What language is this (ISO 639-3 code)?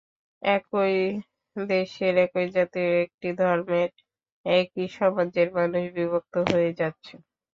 ben